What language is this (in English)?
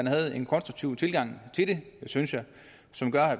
Danish